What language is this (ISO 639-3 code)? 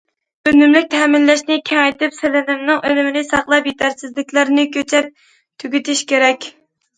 uig